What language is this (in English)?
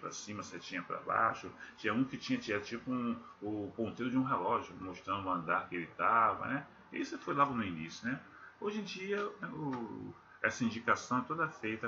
Portuguese